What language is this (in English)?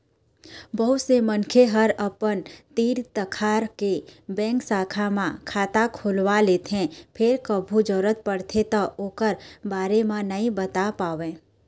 Chhattisgarhi